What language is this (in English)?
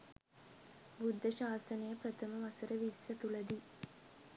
Sinhala